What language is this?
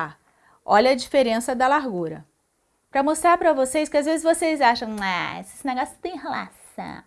Portuguese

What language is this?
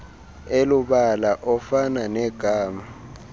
Xhosa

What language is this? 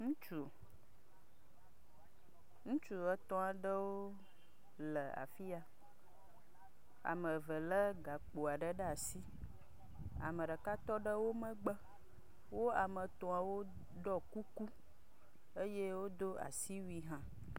Ewe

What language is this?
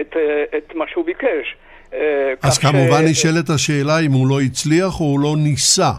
Hebrew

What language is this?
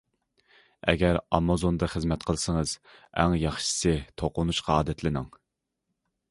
Uyghur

